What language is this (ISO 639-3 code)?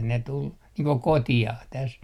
fin